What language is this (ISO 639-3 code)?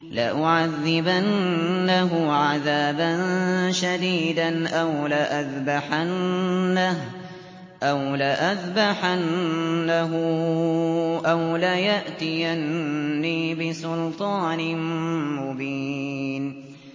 ara